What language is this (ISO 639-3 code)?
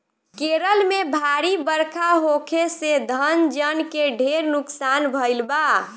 bho